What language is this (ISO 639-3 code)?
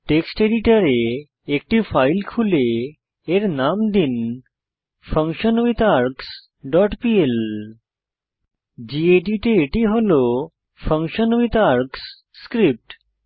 ben